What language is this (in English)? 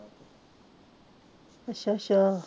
Punjabi